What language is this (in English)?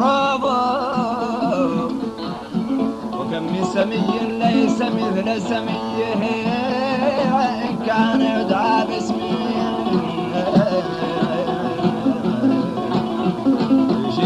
Arabic